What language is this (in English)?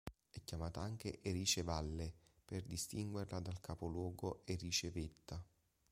Italian